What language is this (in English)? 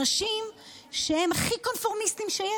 Hebrew